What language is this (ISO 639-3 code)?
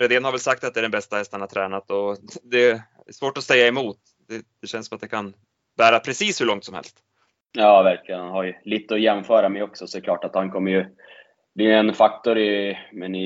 swe